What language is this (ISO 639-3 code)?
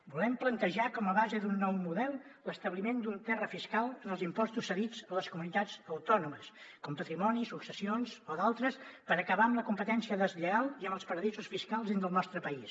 cat